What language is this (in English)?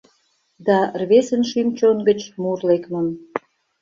Mari